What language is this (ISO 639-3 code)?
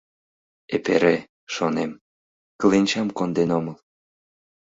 chm